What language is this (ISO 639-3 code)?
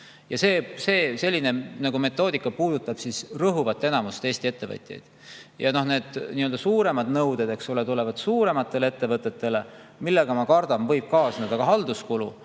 est